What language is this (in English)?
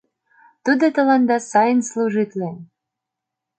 Mari